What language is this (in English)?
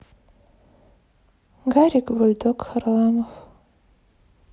Russian